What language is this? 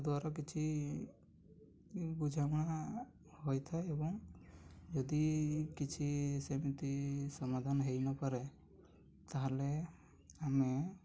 Odia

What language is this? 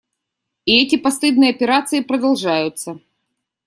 Russian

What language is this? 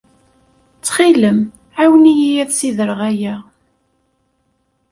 Kabyle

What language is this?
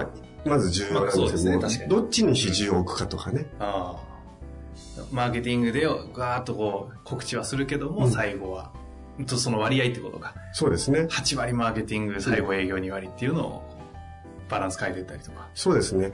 Japanese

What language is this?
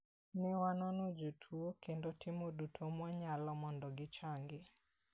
Luo (Kenya and Tanzania)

